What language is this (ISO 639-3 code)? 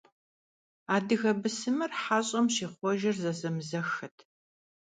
kbd